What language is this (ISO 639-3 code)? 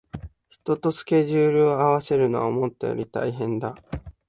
jpn